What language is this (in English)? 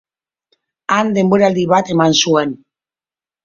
Basque